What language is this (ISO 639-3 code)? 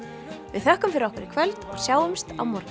isl